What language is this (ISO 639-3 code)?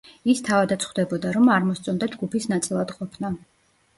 kat